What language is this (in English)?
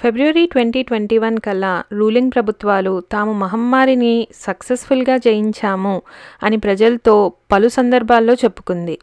Telugu